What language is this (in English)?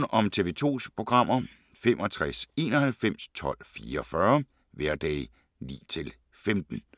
Danish